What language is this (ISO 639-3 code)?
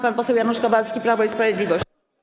pol